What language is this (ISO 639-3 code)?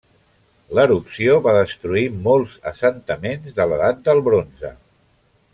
cat